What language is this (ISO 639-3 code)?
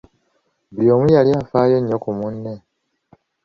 lug